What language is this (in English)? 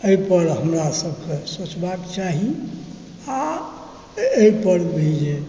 Maithili